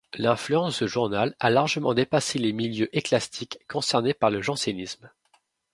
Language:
French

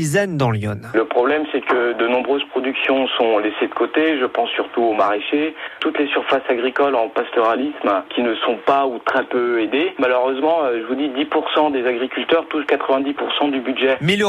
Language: French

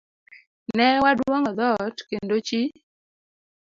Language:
Luo (Kenya and Tanzania)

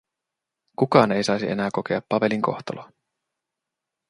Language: Finnish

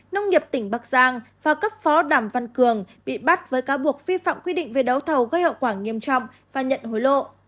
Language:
Vietnamese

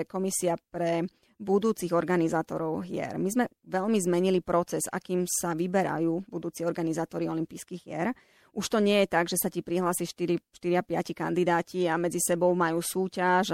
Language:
Slovak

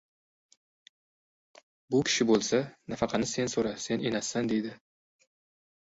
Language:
Uzbek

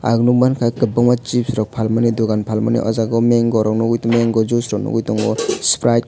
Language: Kok Borok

